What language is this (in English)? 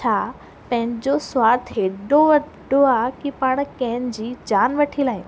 Sindhi